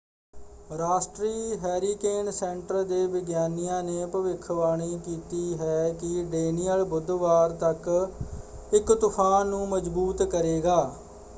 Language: Punjabi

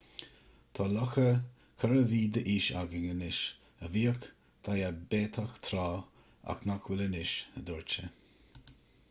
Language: Irish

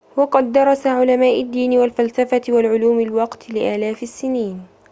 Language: Arabic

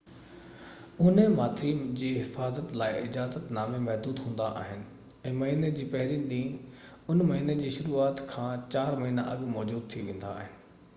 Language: Sindhi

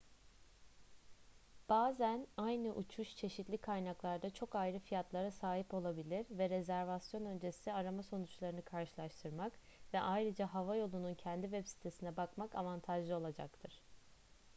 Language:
Turkish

